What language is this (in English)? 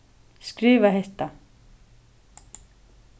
Faroese